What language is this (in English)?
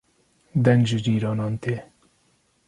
Kurdish